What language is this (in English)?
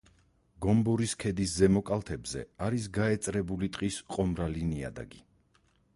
Georgian